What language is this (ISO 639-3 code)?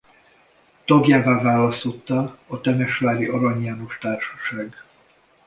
hun